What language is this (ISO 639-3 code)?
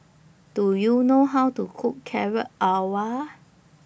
eng